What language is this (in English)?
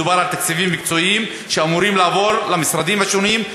Hebrew